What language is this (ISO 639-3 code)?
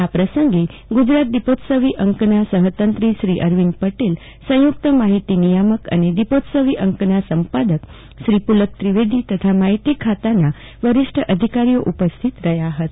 guj